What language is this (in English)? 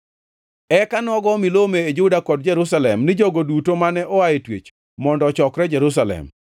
Luo (Kenya and Tanzania)